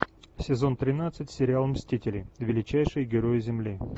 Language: Russian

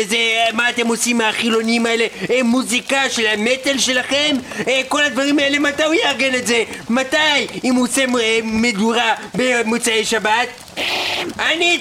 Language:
Hebrew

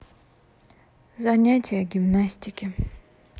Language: Russian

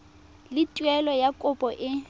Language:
Tswana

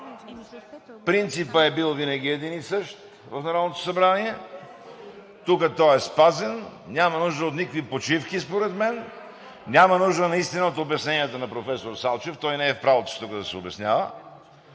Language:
Bulgarian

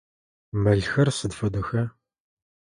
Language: Adyghe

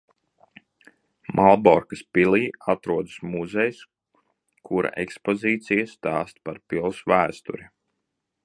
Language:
Latvian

